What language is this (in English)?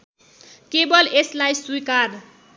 Nepali